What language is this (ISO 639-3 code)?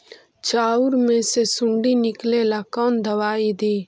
mag